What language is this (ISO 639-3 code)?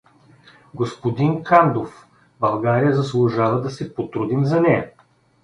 bul